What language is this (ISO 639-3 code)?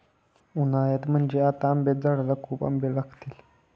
mar